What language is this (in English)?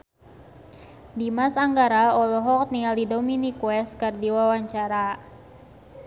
Sundanese